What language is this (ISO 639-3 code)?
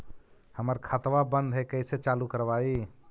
mag